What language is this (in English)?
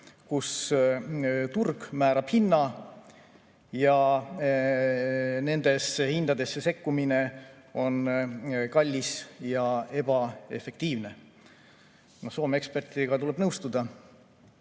Estonian